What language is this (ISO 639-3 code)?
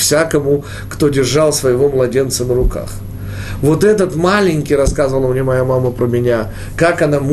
rus